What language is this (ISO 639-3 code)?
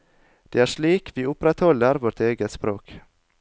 nor